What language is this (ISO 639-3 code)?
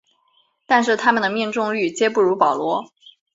zho